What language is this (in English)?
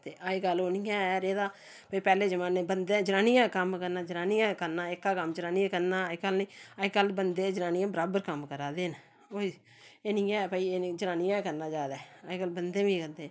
Dogri